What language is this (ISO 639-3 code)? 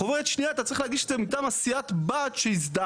heb